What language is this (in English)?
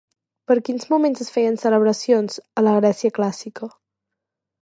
Catalan